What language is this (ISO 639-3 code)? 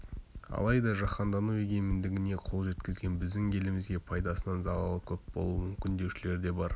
kaz